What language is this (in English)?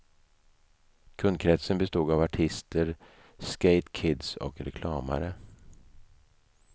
Swedish